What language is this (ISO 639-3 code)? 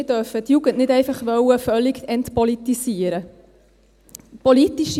gsw